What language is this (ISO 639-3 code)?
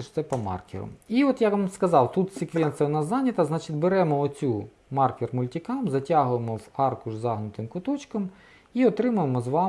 ukr